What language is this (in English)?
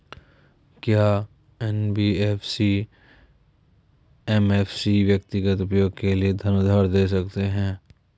Hindi